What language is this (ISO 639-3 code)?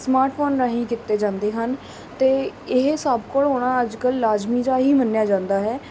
pan